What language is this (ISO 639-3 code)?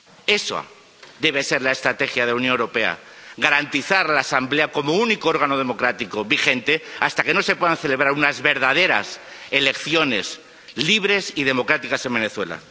spa